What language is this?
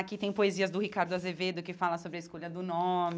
Portuguese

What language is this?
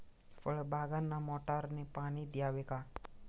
Marathi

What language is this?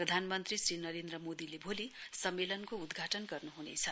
Nepali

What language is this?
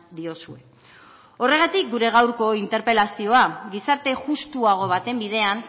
Basque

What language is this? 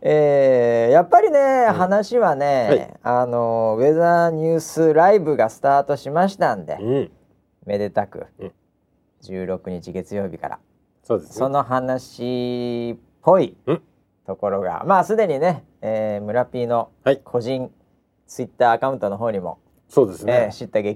Japanese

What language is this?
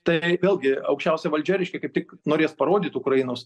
Lithuanian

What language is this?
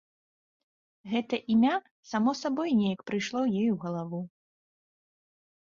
Belarusian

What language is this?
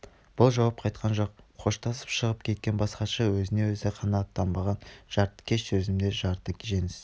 Kazakh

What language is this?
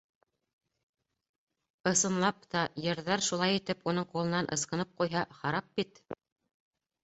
Bashkir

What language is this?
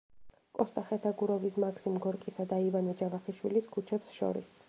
Georgian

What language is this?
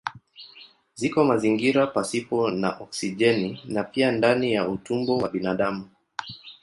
Swahili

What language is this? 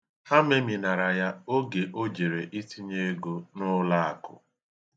Igbo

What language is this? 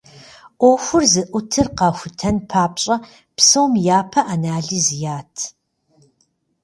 Kabardian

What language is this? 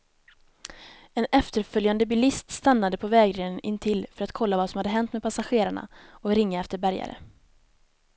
Swedish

